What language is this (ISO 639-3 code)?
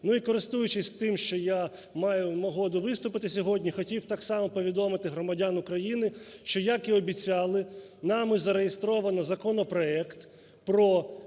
ukr